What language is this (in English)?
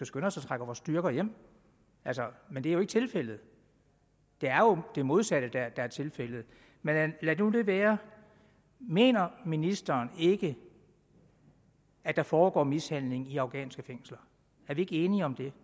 Danish